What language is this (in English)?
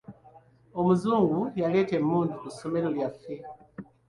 Ganda